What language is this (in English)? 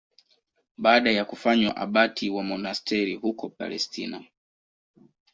Swahili